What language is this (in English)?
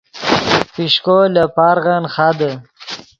Yidgha